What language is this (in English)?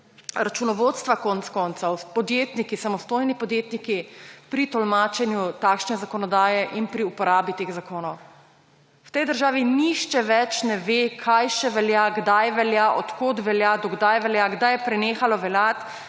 Slovenian